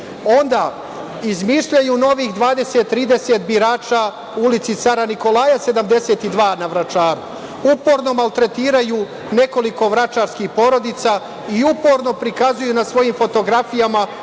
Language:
Serbian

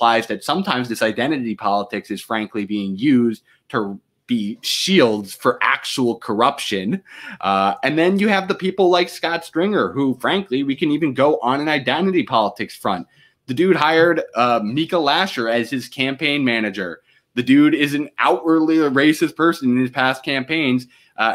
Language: English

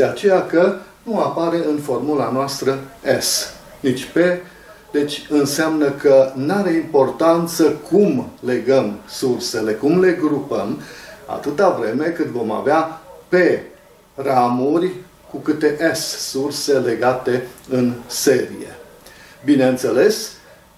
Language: Romanian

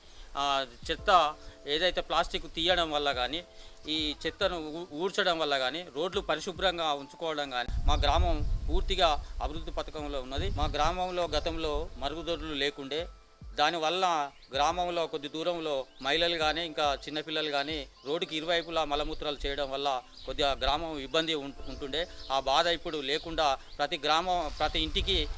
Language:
Telugu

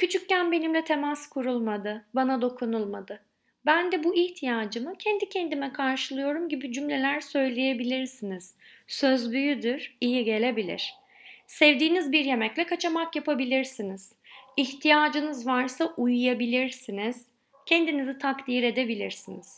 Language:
Turkish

